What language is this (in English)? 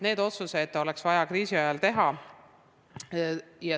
Estonian